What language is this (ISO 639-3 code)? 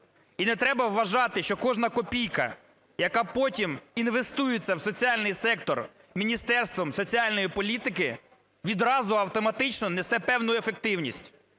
ukr